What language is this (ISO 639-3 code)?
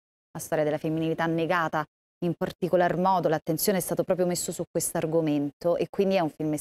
ita